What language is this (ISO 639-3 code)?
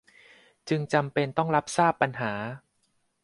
tha